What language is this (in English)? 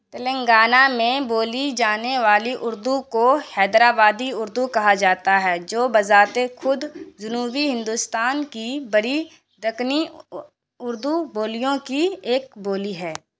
Urdu